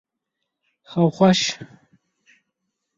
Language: Kurdish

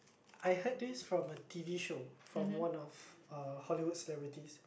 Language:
English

